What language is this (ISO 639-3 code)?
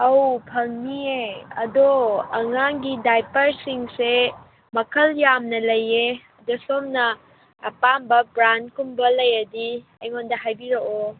mni